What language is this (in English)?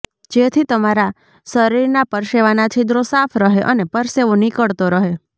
Gujarati